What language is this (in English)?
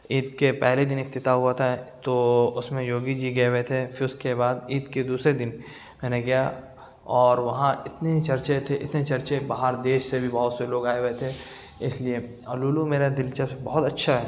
Urdu